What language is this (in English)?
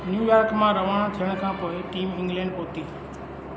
Sindhi